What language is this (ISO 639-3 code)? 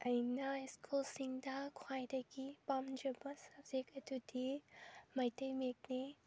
mni